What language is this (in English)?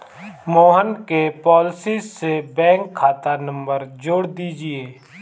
Hindi